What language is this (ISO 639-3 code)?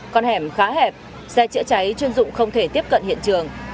vie